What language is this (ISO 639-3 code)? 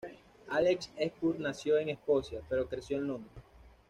spa